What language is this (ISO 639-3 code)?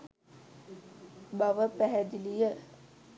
sin